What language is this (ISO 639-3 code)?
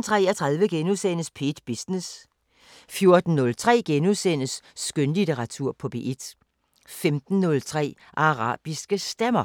dan